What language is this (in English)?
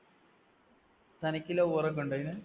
Malayalam